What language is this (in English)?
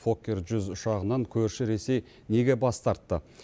Kazakh